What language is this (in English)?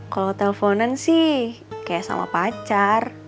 Indonesian